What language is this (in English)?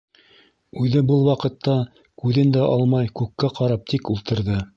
Bashkir